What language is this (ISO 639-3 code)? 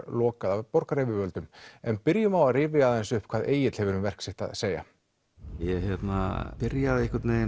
isl